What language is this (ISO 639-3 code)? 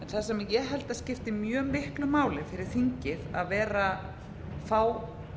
isl